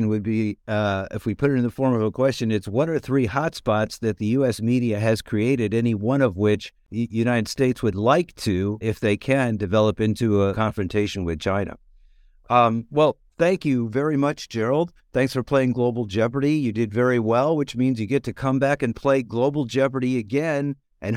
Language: English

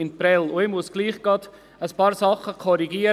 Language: Swiss German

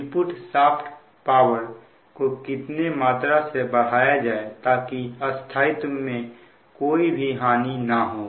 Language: Hindi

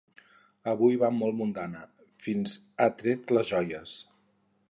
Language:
Catalan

